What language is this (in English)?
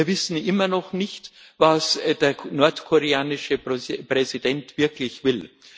German